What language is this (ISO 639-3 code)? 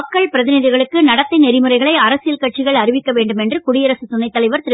tam